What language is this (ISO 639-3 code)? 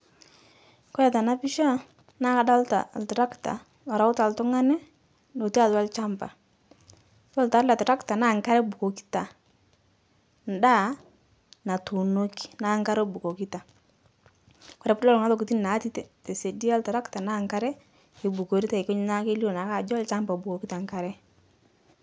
mas